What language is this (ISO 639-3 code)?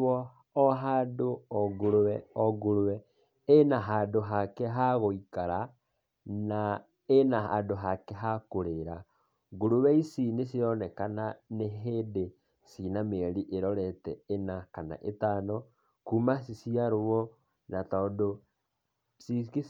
kik